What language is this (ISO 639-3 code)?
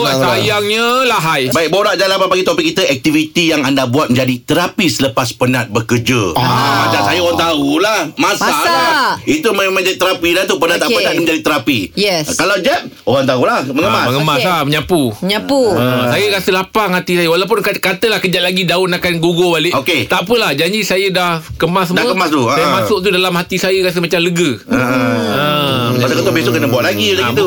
msa